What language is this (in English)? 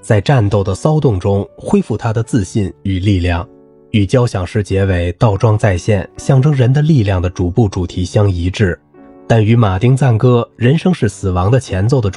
Chinese